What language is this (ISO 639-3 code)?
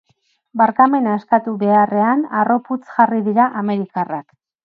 eus